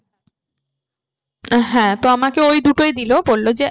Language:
Bangla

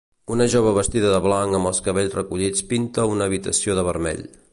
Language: Catalan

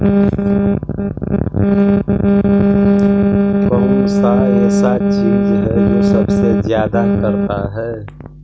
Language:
Magahi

